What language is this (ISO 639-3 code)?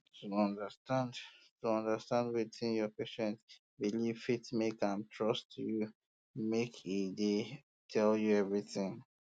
pcm